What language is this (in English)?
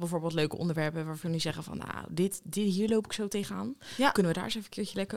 Dutch